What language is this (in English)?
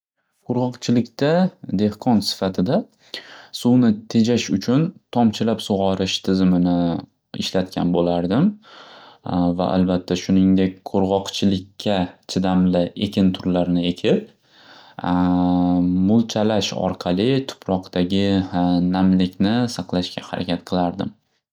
Uzbek